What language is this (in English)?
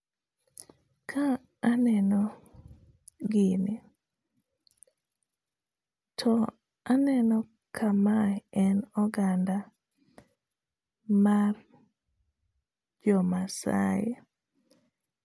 Luo (Kenya and Tanzania)